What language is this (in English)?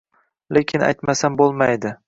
Uzbek